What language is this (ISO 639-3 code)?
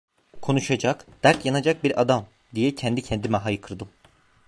tur